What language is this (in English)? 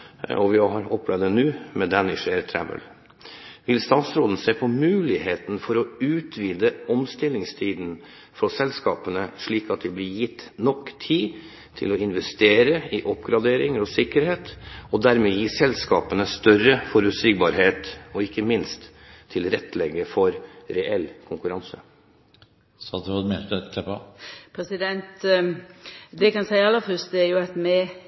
Norwegian